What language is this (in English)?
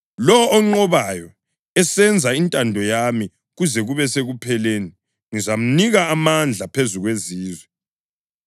North Ndebele